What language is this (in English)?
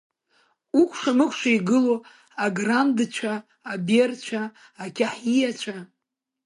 Abkhazian